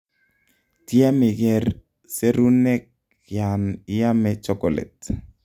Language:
Kalenjin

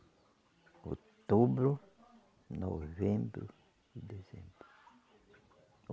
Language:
Portuguese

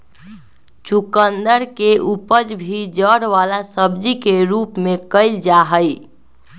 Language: Magahi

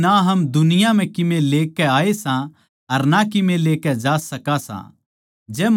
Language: Haryanvi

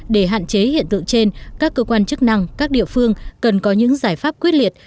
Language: Vietnamese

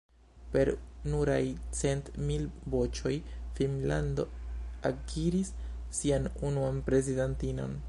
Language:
Esperanto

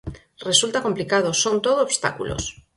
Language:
Galician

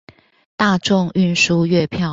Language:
Chinese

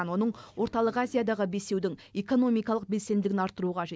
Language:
Kazakh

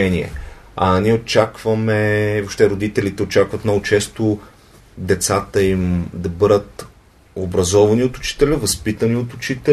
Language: Bulgarian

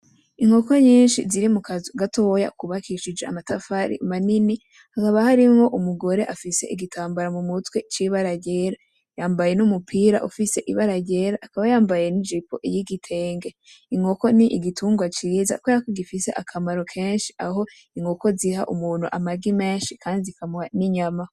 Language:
Rundi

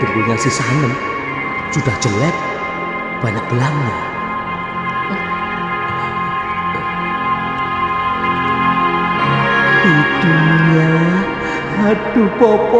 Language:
Indonesian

